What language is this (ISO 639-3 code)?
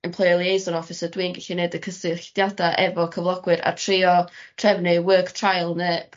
cym